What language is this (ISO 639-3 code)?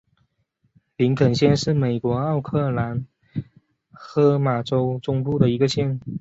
zho